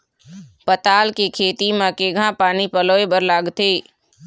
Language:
Chhattisgarhi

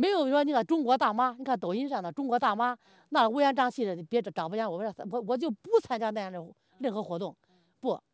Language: Chinese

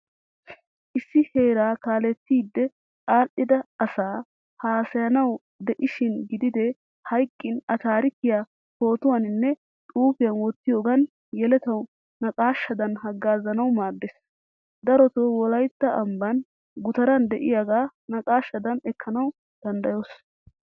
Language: Wolaytta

